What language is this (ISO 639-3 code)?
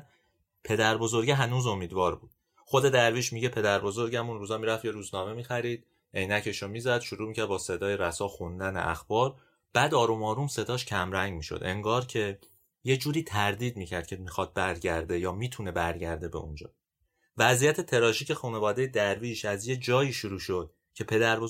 fas